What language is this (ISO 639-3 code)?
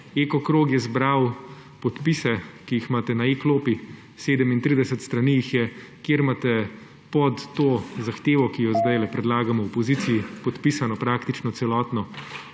slv